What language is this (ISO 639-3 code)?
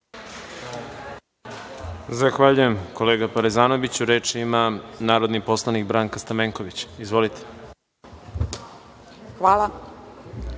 srp